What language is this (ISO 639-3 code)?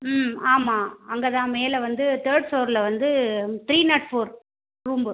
tam